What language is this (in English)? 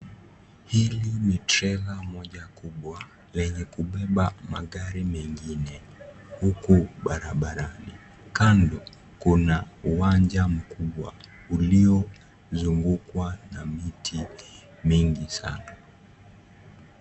Swahili